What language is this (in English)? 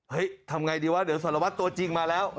Thai